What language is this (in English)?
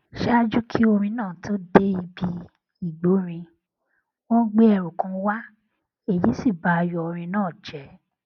Yoruba